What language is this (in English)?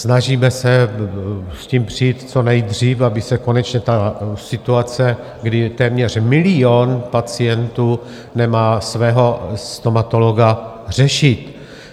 Czech